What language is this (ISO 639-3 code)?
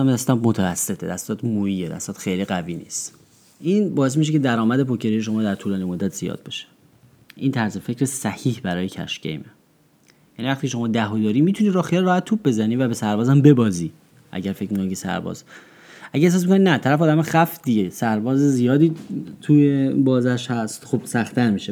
fas